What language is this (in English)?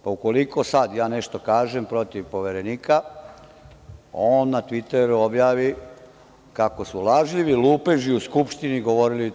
Serbian